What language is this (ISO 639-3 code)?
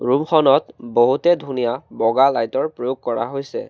asm